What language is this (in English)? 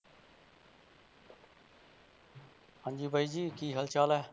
Punjabi